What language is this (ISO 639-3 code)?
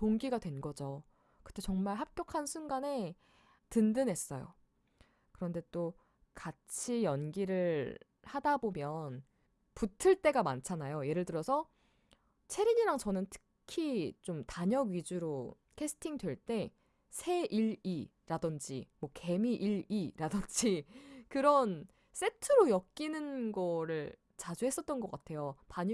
kor